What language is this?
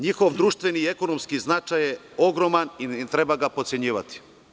Serbian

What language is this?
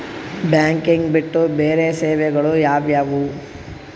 Kannada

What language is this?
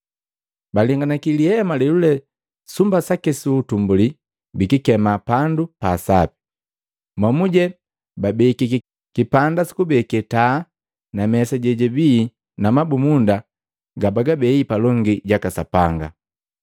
Matengo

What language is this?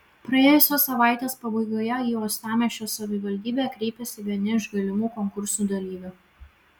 Lithuanian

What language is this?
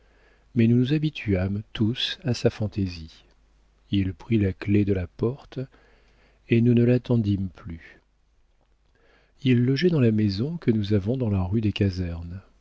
French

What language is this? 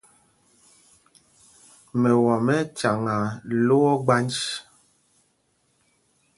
Mpumpong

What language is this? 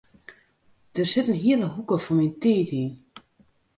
Western Frisian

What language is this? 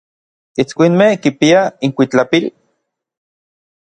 Orizaba Nahuatl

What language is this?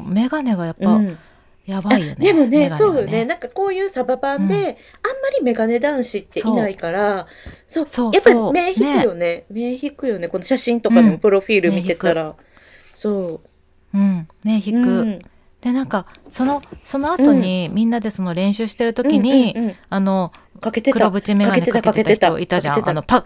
Japanese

